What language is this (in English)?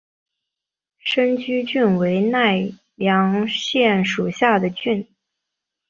Chinese